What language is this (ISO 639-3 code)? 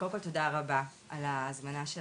heb